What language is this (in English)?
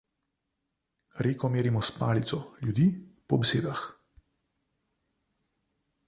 Slovenian